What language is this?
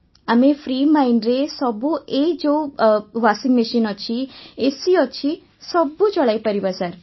Odia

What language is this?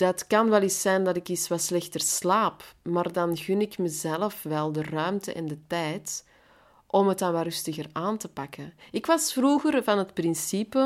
Dutch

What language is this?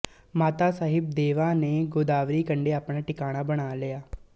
Punjabi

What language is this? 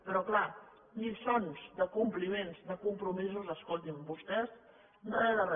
Catalan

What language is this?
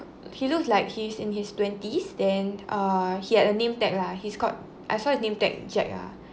English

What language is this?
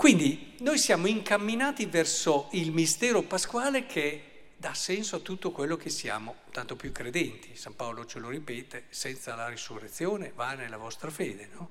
Italian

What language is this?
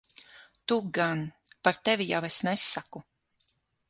Latvian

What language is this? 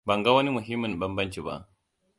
Hausa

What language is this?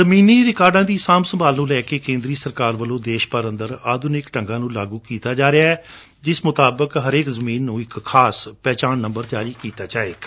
Punjabi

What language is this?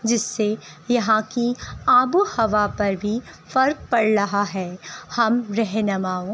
Urdu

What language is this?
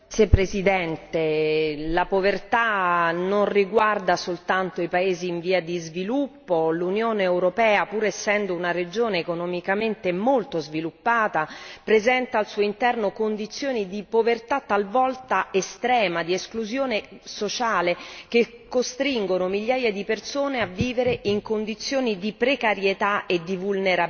Italian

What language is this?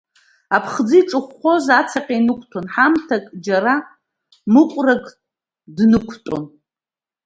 Abkhazian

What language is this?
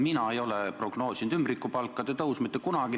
Estonian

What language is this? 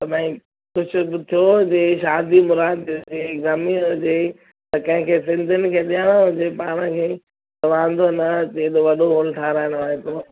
Sindhi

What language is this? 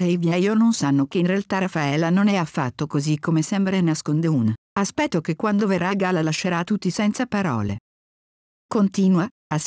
Italian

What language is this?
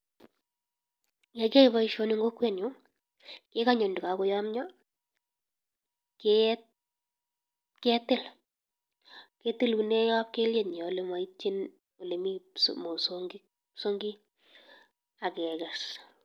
Kalenjin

